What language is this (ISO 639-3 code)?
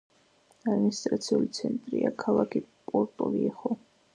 kat